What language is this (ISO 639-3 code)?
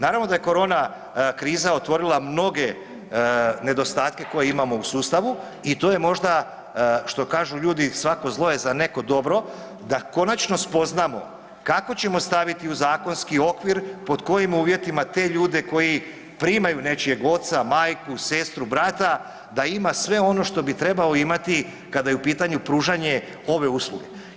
hrv